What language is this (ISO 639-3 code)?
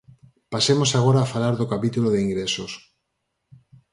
glg